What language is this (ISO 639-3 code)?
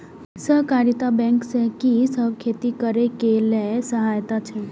mai